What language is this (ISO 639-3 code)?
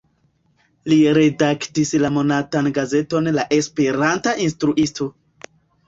epo